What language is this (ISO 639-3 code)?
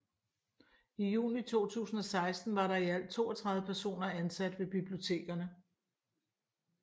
dan